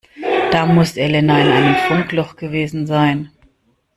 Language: German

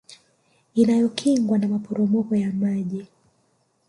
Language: Swahili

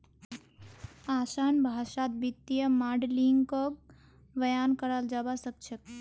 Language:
Magahi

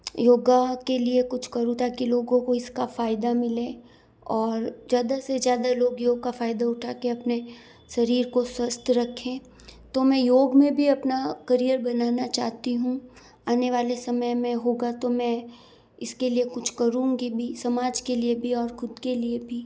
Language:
Hindi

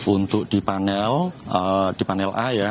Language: Indonesian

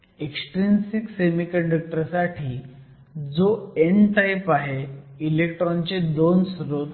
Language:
Marathi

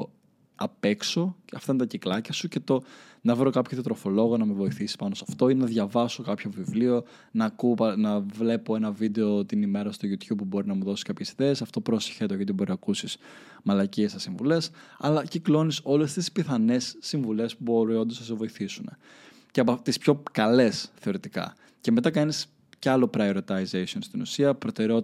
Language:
Greek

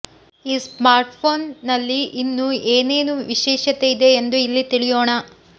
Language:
Kannada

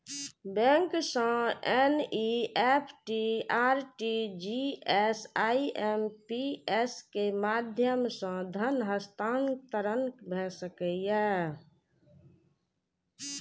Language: Maithili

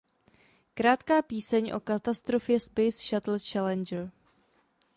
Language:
Czech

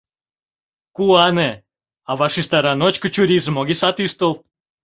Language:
Mari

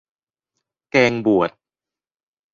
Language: Thai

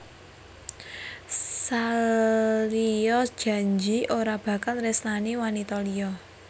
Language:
Javanese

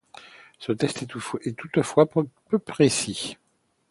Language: French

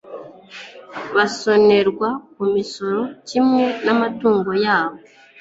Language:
Kinyarwanda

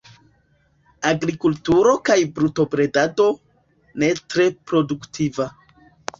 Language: Esperanto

